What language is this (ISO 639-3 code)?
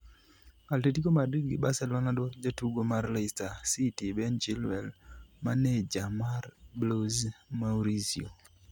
luo